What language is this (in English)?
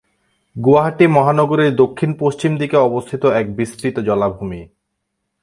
Bangla